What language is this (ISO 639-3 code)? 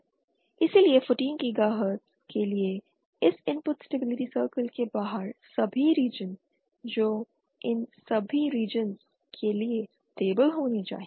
hin